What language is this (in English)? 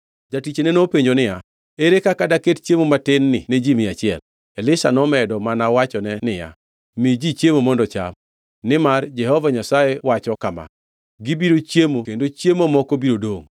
Luo (Kenya and Tanzania)